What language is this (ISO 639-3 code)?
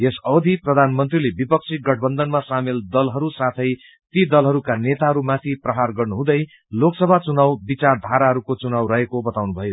nep